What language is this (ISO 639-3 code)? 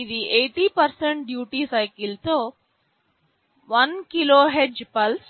tel